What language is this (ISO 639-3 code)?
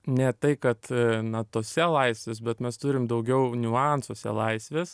lit